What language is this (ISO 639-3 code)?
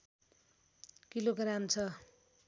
nep